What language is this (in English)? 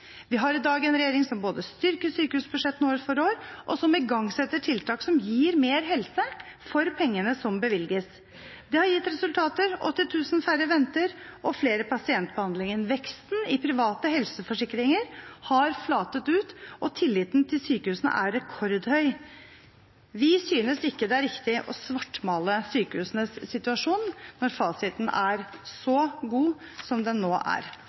Norwegian Bokmål